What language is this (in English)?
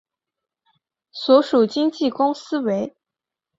Chinese